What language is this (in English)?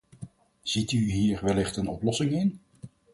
Dutch